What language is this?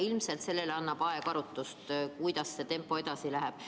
Estonian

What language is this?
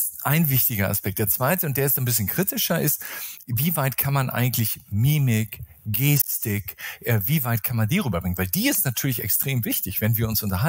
German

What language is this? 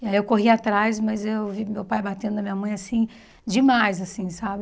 Portuguese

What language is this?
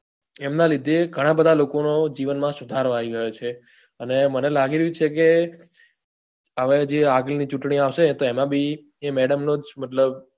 Gujarati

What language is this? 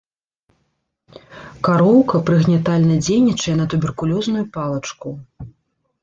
Belarusian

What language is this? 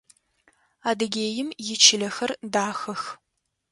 Adyghe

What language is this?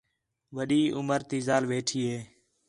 Khetrani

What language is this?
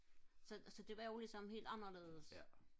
Danish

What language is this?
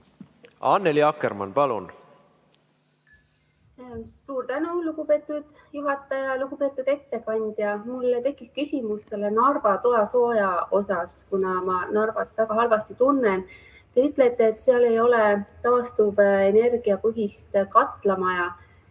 Estonian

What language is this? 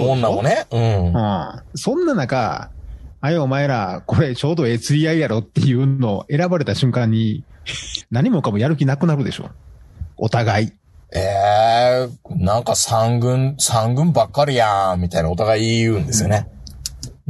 Japanese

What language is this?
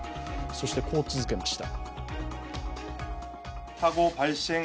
Japanese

